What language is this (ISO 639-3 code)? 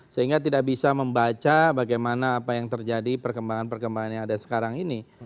ind